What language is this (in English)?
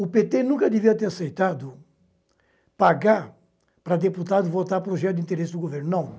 Portuguese